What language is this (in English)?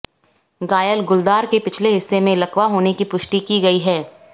Hindi